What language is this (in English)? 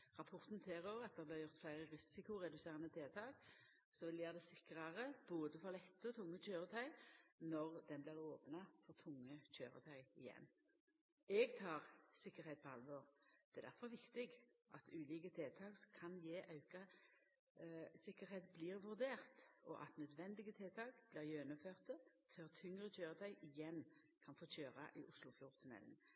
Norwegian Nynorsk